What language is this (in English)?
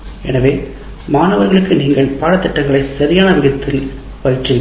Tamil